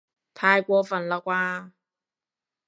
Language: Cantonese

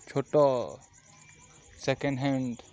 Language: Odia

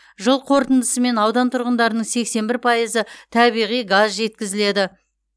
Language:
Kazakh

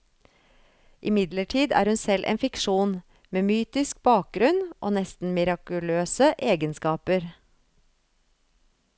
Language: Norwegian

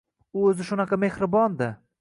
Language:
Uzbek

